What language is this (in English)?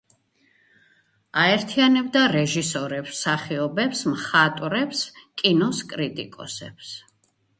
Georgian